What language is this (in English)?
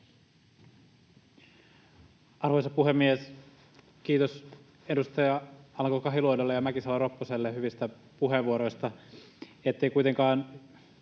Finnish